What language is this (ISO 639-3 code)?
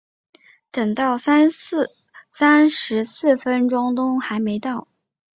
zho